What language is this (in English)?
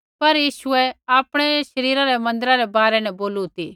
Kullu Pahari